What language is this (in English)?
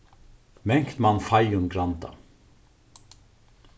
Faroese